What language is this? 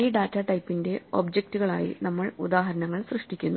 Malayalam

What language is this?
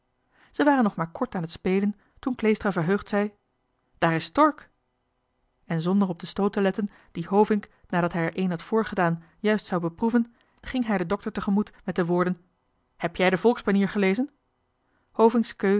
Dutch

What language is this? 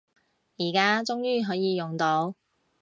Cantonese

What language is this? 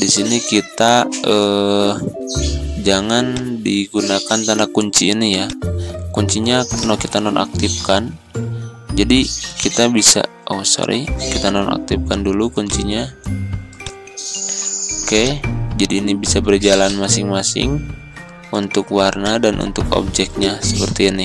Indonesian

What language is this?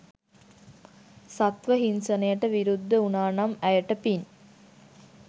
Sinhala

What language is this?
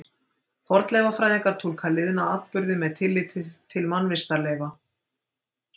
Icelandic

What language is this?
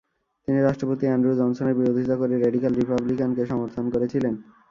Bangla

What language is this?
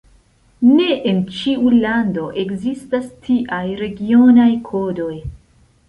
Esperanto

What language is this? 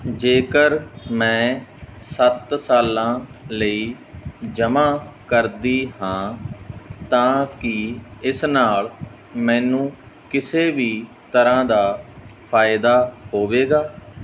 Punjabi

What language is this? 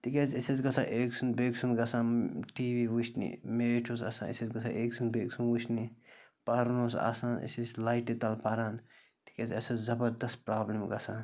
Kashmiri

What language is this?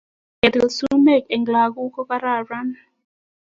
Kalenjin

